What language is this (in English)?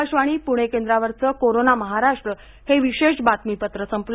Marathi